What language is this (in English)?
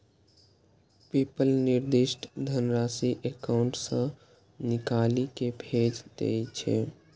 Maithili